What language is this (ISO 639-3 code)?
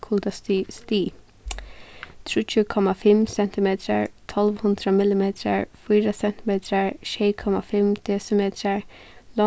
fao